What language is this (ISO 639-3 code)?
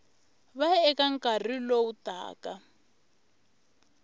tso